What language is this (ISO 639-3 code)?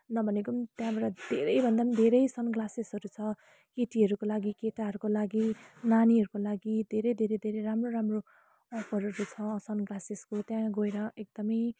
nep